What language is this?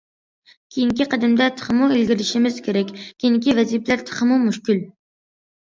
Uyghur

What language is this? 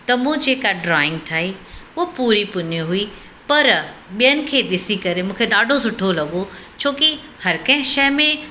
Sindhi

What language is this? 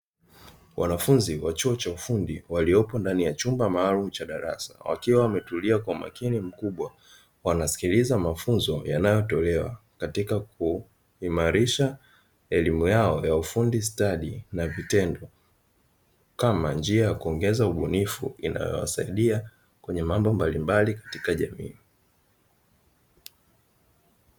Swahili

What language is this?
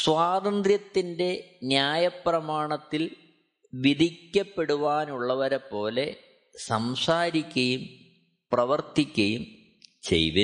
Malayalam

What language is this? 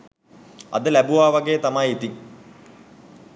Sinhala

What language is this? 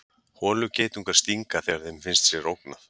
Icelandic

